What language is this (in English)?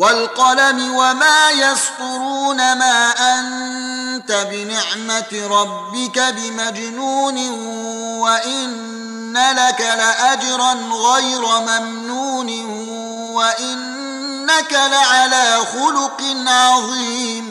Arabic